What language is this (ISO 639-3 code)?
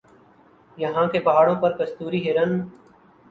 urd